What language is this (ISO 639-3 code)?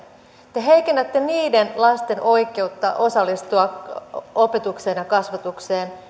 fin